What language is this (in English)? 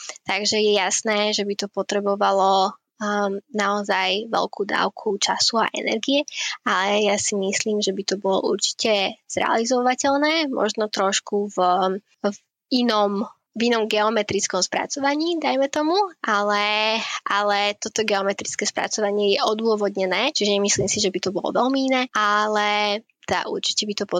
Slovak